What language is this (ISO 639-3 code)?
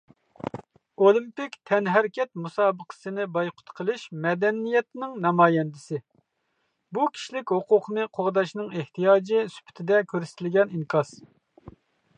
uig